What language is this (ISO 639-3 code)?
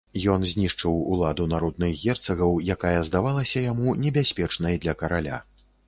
bel